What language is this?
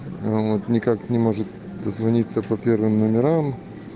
Russian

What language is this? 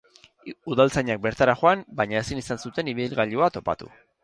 Basque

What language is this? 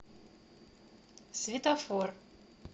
Russian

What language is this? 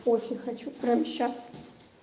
Russian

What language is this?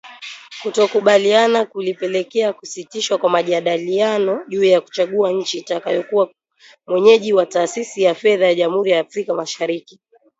Swahili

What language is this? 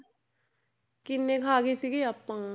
Punjabi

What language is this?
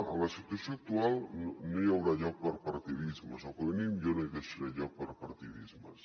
Catalan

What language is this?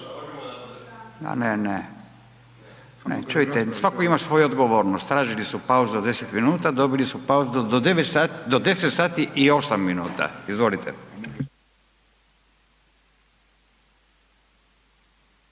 Croatian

